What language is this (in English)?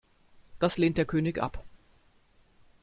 German